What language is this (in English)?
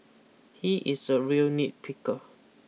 English